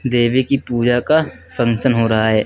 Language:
Hindi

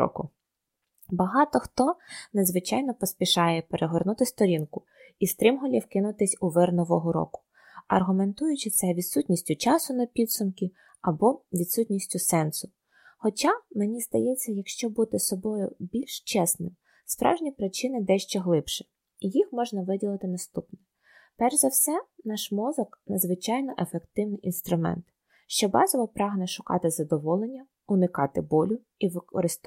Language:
Ukrainian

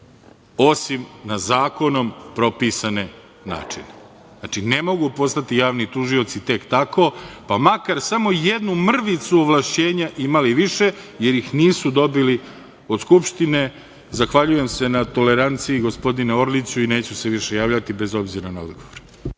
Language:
Serbian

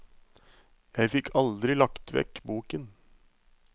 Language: Norwegian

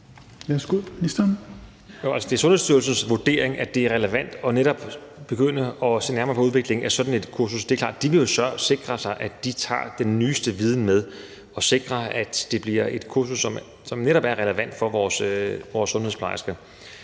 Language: Danish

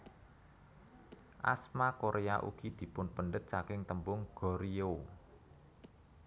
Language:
Javanese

